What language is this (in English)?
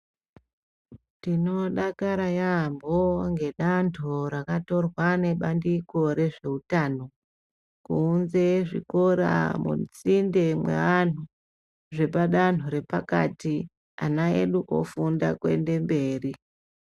Ndau